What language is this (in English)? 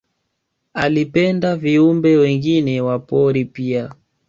Swahili